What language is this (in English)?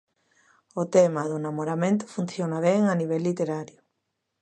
Galician